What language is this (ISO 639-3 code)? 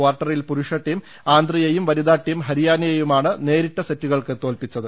mal